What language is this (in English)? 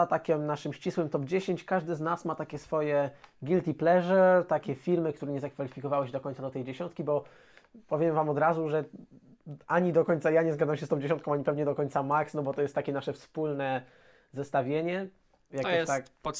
Polish